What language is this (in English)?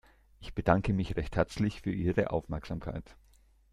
German